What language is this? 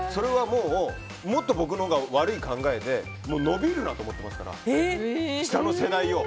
Japanese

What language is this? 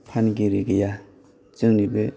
Bodo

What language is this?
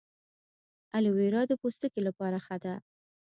Pashto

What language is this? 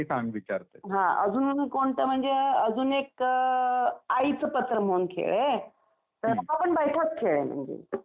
Marathi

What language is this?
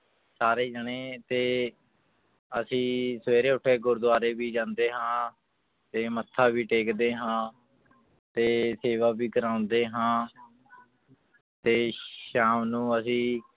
Punjabi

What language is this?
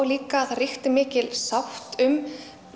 Icelandic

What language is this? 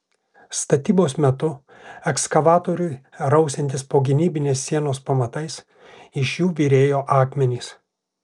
Lithuanian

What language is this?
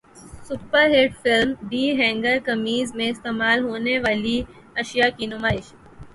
Urdu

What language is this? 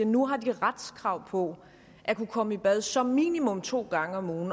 Danish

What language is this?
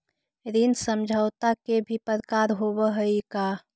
Magahi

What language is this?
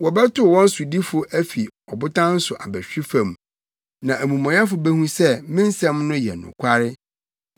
Akan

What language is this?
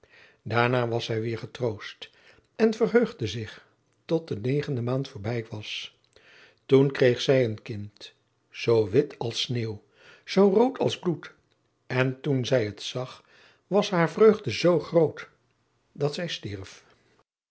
Dutch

